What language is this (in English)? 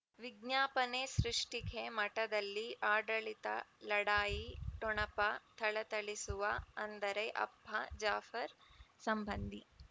Kannada